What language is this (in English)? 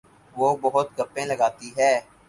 Urdu